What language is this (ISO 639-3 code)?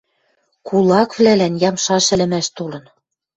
mrj